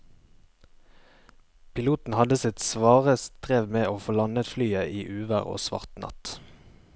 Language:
Norwegian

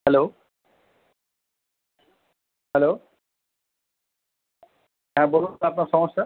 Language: Bangla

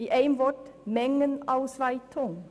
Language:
Swiss German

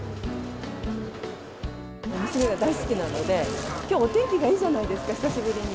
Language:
Japanese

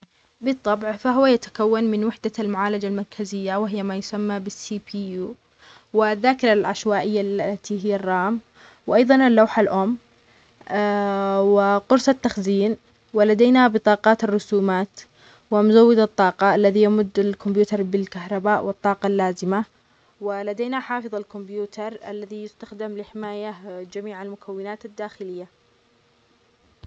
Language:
Omani Arabic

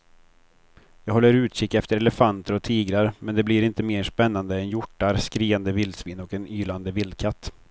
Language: Swedish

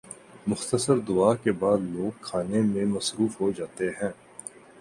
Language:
Urdu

